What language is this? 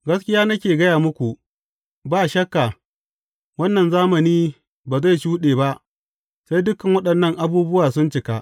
Hausa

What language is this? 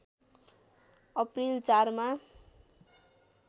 Nepali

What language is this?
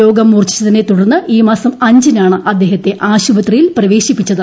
Malayalam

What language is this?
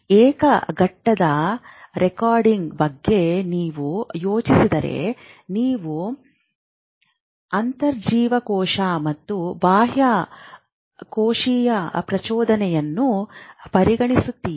Kannada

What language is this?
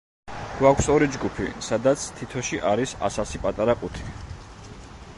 Georgian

